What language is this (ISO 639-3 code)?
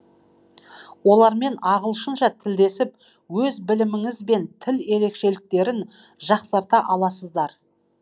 kaz